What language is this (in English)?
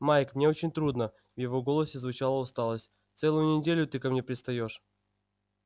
Russian